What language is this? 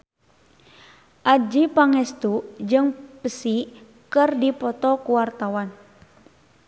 Sundanese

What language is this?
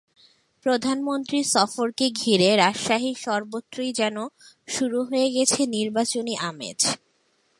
Bangla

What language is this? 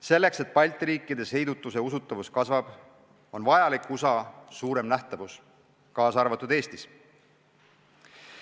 Estonian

